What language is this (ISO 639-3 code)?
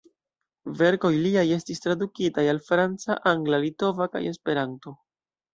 epo